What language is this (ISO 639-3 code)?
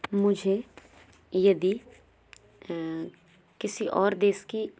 hin